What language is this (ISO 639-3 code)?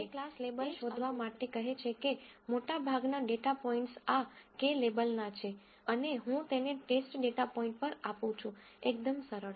guj